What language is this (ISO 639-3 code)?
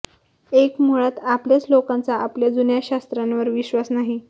mar